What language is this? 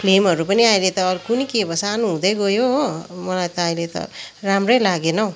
Nepali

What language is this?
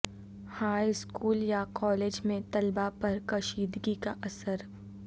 Urdu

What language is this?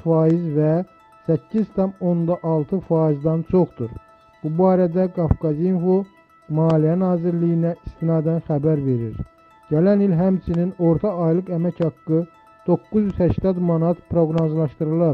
Turkish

